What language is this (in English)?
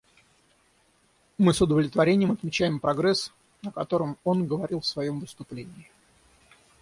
Russian